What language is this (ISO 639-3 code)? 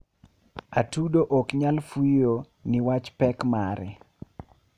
luo